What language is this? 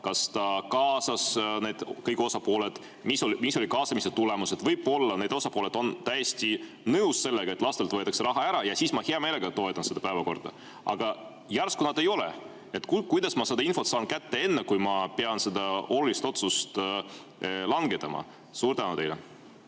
Estonian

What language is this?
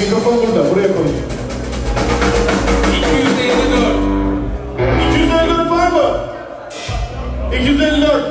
Turkish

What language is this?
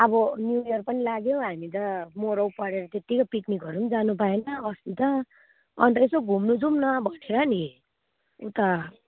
Nepali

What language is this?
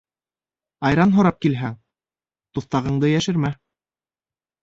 Bashkir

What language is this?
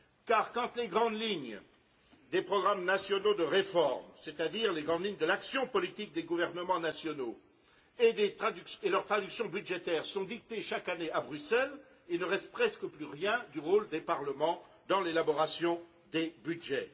French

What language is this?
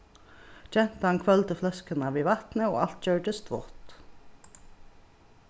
Faroese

